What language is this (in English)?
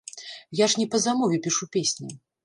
Belarusian